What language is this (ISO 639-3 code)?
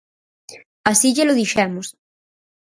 glg